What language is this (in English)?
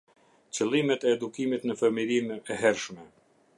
Albanian